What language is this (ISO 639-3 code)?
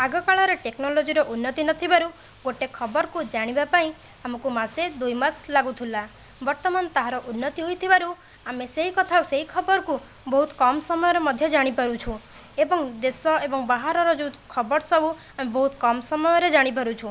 ori